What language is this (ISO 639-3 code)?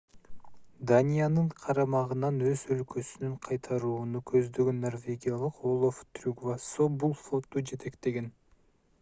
kir